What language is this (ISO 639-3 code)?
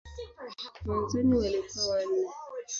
swa